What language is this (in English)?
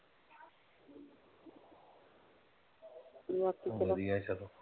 Punjabi